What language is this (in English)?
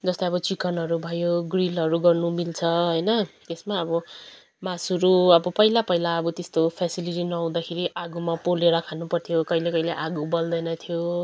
Nepali